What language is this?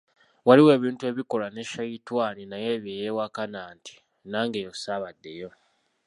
Ganda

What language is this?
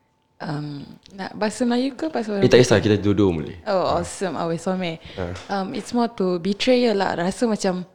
Malay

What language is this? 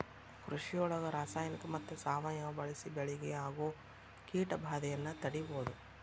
Kannada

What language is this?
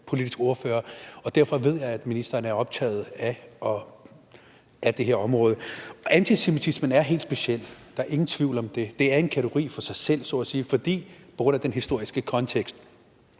Danish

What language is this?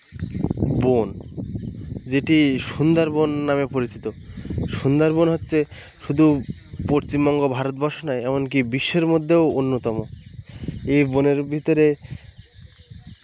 Bangla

